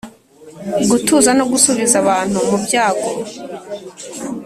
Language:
Kinyarwanda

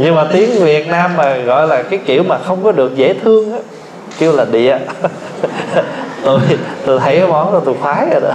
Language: Vietnamese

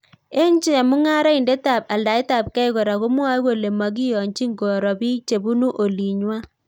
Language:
Kalenjin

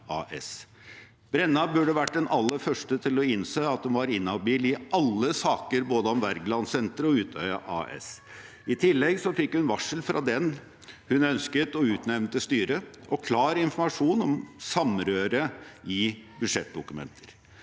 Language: Norwegian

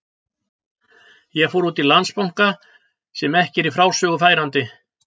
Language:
Icelandic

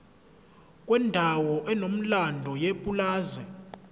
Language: Zulu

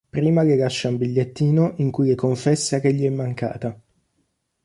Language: Italian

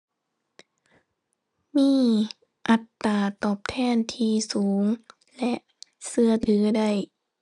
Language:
Thai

